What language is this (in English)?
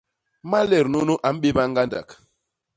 Basaa